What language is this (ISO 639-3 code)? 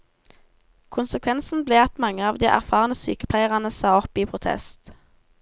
nor